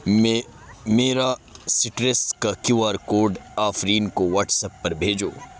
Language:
Urdu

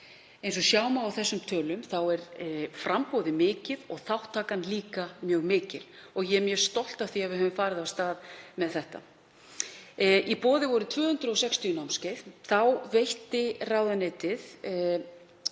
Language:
Icelandic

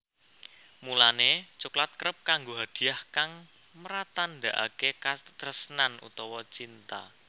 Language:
Javanese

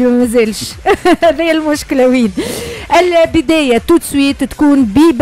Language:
Arabic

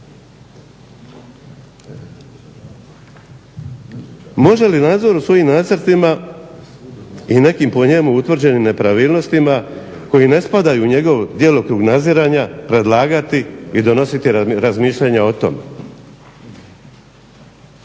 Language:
Croatian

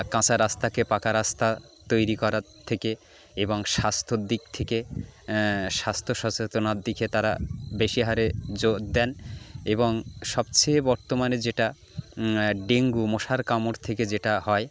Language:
Bangla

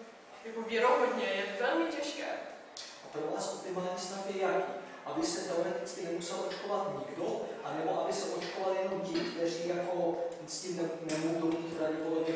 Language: Czech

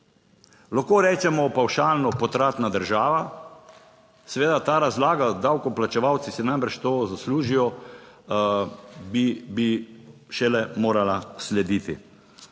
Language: Slovenian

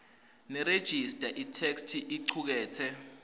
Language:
Swati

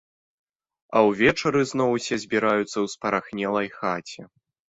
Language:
Belarusian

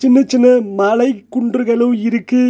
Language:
Tamil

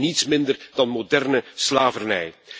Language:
Dutch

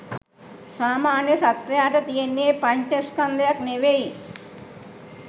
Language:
Sinhala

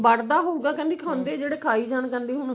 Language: Punjabi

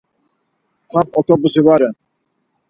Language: Laz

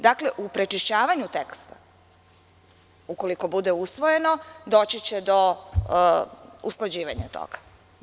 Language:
Serbian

